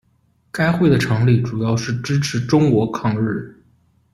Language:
Chinese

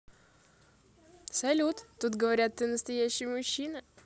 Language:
Russian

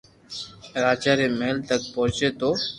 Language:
Loarki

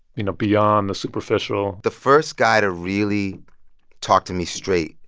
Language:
English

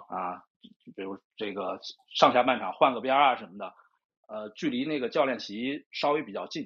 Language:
Chinese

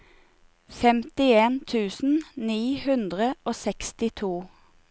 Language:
Norwegian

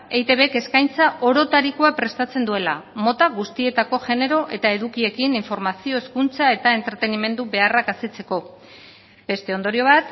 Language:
Basque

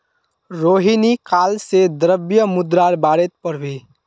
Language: Magahi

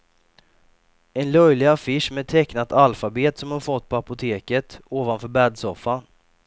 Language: Swedish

